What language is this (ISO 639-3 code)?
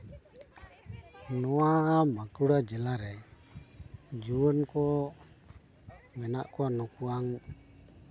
sat